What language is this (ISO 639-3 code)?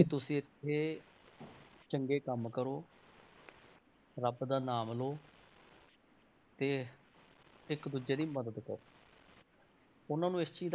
pan